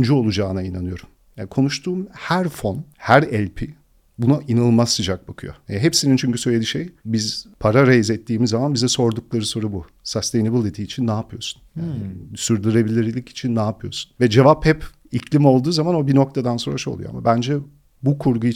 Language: Turkish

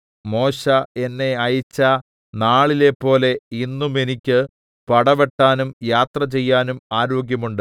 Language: Malayalam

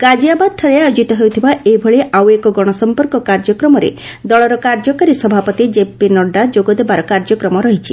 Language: Odia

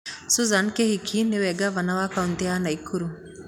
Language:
Kikuyu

